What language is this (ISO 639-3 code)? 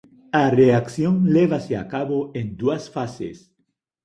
glg